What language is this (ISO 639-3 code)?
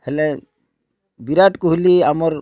ori